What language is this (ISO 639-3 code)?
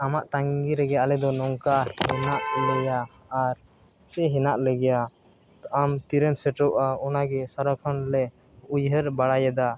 sat